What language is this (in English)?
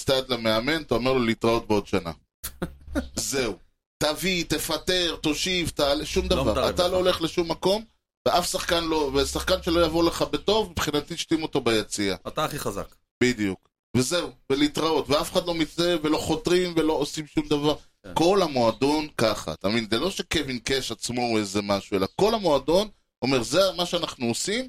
Hebrew